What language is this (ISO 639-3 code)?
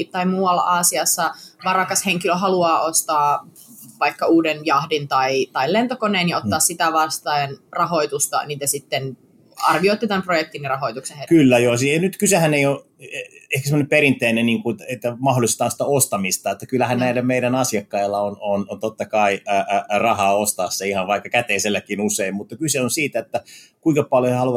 fin